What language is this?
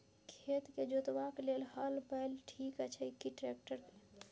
Maithili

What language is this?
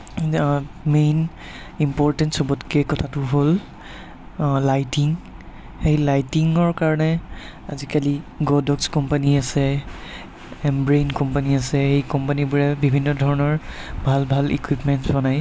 Assamese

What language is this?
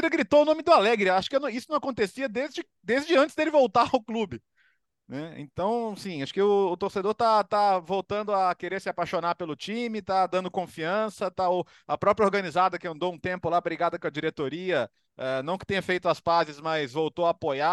Portuguese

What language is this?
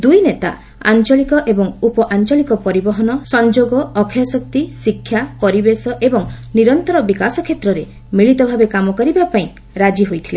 Odia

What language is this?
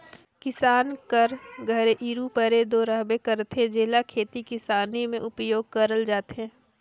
Chhattisgarhi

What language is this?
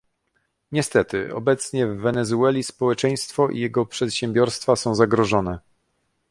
Polish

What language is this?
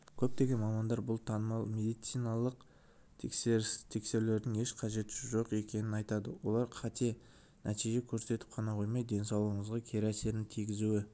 Kazakh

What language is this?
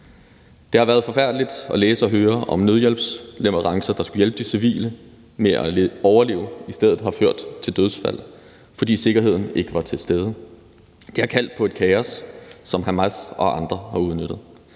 Danish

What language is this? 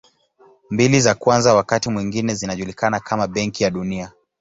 Swahili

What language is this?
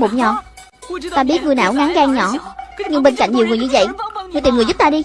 Vietnamese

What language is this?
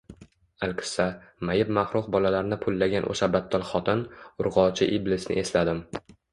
Uzbek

